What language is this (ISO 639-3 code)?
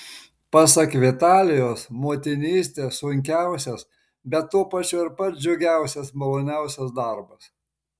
lit